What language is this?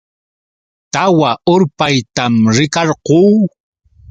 Yauyos Quechua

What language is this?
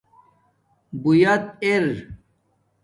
Domaaki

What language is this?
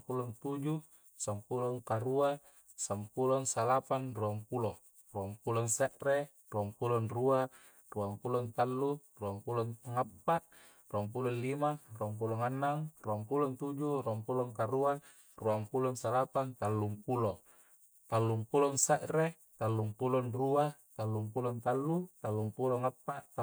Coastal Konjo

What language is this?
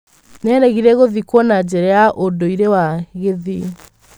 Kikuyu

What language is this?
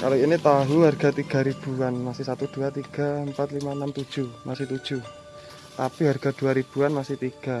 Indonesian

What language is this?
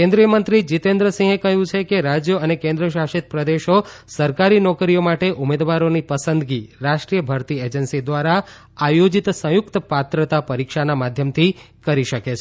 Gujarati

